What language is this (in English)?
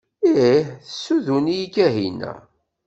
Kabyle